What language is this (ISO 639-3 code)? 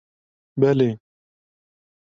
kur